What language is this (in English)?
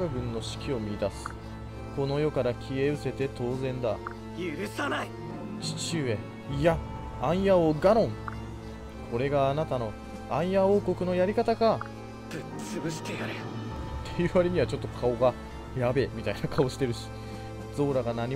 Japanese